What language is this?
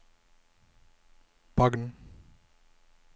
Norwegian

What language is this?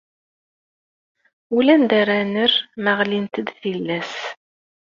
Kabyle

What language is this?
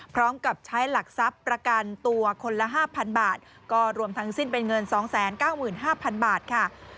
Thai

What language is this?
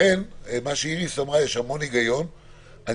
Hebrew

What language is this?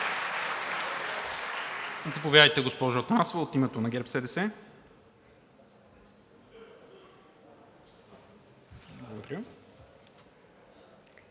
Bulgarian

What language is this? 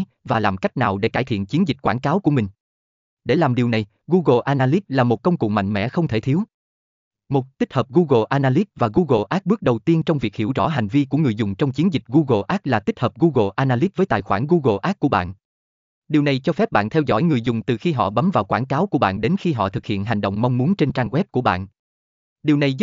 Vietnamese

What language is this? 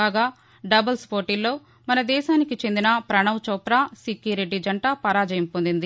Telugu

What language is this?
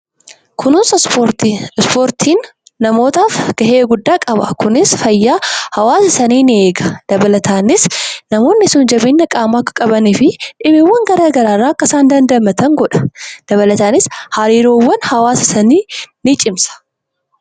Oromo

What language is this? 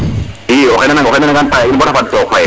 Serer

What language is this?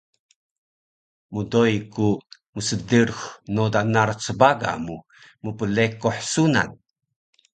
Taroko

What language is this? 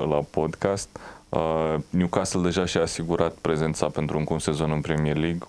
Romanian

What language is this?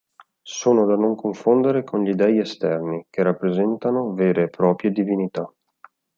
Italian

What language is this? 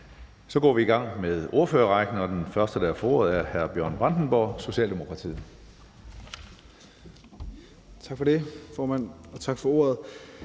Danish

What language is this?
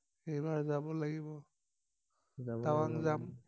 Assamese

